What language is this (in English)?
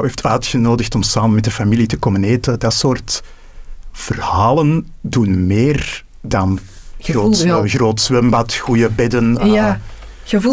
Dutch